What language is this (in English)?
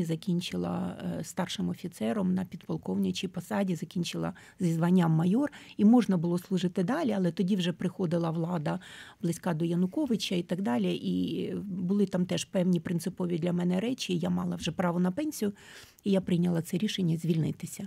Ukrainian